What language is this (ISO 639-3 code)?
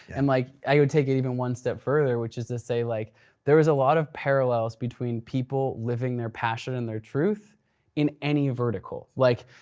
eng